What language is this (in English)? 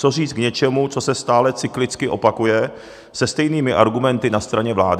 Czech